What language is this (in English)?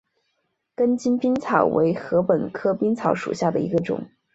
Chinese